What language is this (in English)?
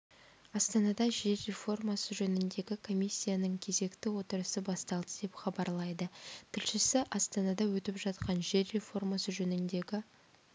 Kazakh